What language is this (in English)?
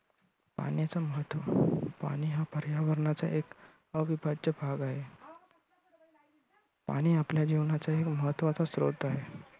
Marathi